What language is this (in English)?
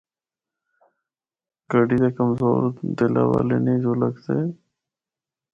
Northern Hindko